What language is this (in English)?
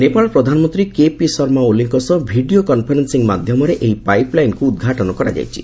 Odia